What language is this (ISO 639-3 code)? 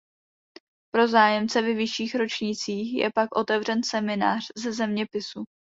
ces